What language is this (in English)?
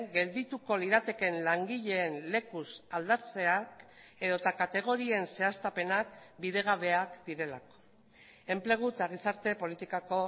Basque